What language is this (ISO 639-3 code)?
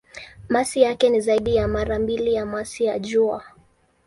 swa